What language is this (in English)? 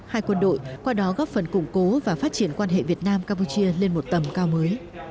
Vietnamese